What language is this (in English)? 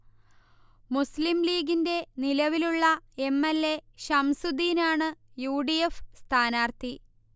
Malayalam